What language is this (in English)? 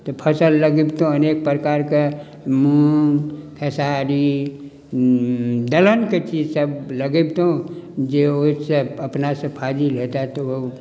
Maithili